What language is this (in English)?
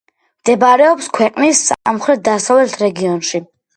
Georgian